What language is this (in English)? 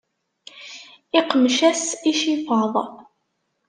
Kabyle